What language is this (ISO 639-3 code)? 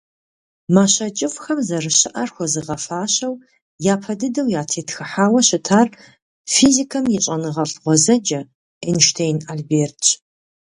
kbd